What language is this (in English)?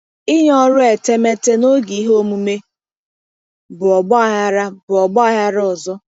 Igbo